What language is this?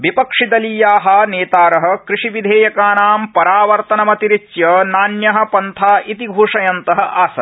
Sanskrit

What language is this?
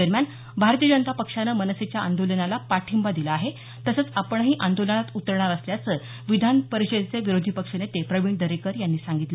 Marathi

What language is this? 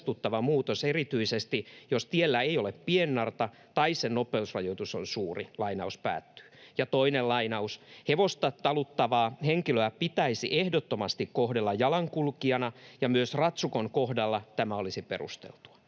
Finnish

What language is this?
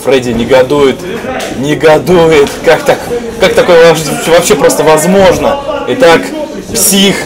Russian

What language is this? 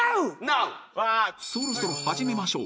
Japanese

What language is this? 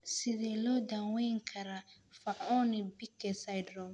Somali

